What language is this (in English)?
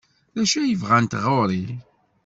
Kabyle